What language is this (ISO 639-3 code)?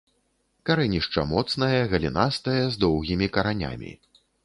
bel